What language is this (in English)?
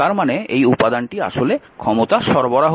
Bangla